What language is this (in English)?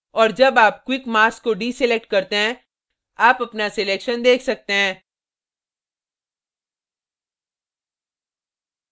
Hindi